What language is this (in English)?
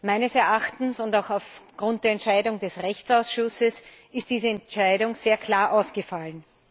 German